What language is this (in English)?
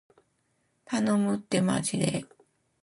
Japanese